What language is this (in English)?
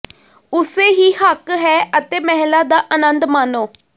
Punjabi